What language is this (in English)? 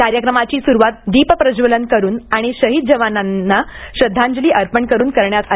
Marathi